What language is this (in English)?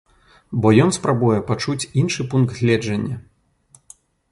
Belarusian